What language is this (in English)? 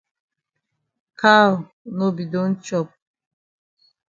Cameroon Pidgin